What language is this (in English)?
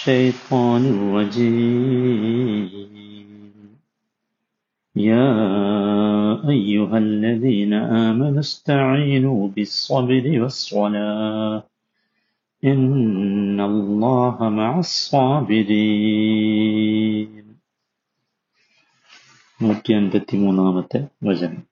Malayalam